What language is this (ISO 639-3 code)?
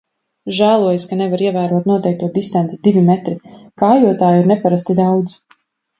lav